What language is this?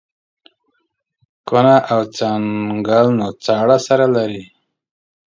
Pashto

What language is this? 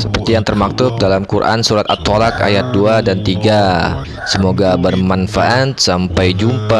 Indonesian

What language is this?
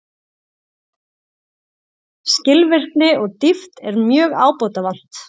Icelandic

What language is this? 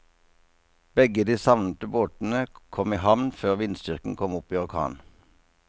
Norwegian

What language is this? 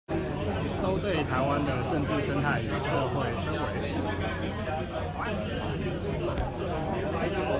Chinese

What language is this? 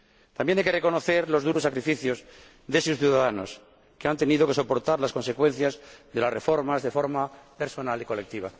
Spanish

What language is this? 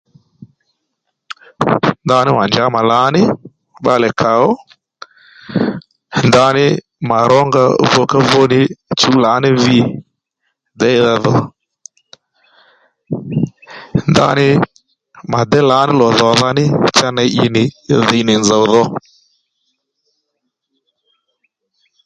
Lendu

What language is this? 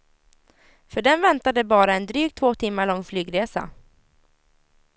Swedish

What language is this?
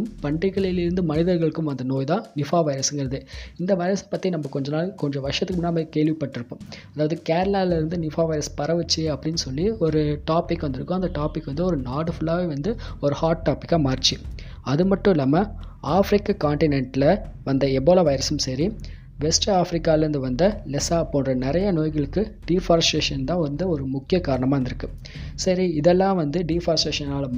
Tamil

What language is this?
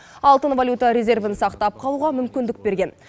Kazakh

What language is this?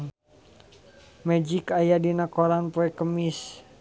Sundanese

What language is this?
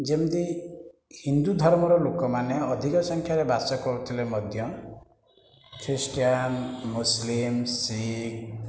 Odia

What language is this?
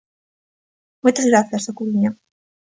Galician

